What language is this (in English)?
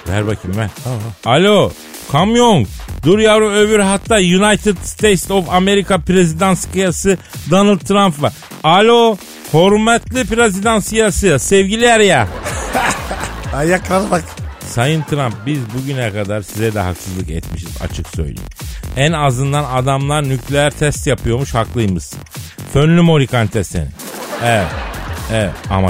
Turkish